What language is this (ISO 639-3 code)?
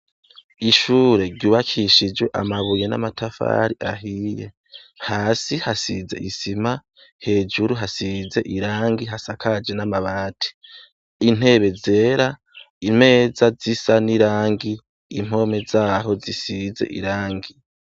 run